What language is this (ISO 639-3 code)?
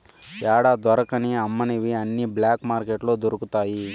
tel